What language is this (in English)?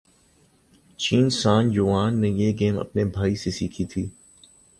Urdu